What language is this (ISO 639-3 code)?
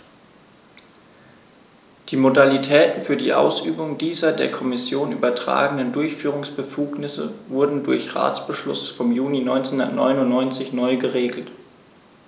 deu